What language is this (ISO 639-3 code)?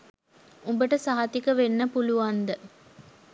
sin